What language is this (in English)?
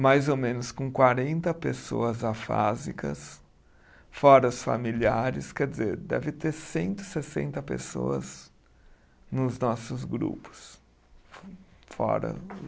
Portuguese